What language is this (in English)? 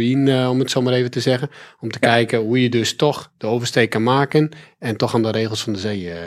Dutch